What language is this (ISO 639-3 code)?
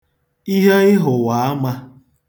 ibo